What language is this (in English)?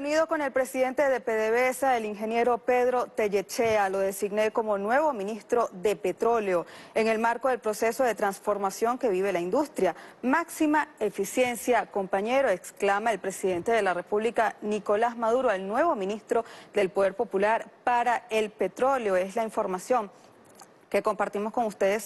Spanish